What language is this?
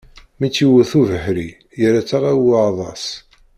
Kabyle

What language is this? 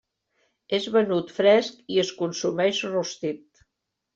Catalan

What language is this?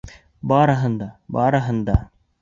Bashkir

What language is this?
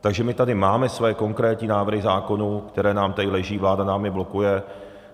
Czech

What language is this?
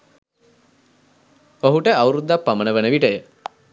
Sinhala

